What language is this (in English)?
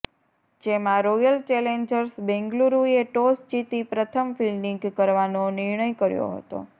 Gujarati